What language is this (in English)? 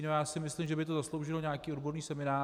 Czech